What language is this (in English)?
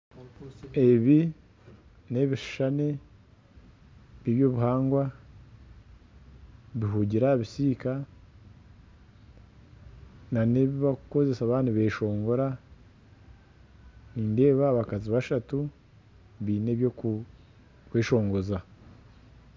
Nyankole